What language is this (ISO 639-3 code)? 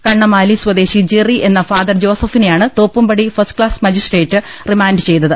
mal